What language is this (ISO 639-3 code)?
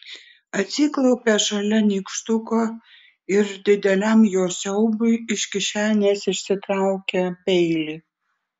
lit